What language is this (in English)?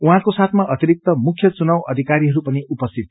Nepali